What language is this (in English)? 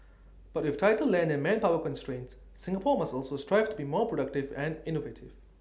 English